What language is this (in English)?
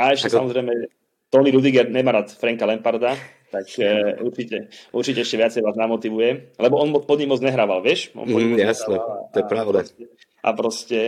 Slovak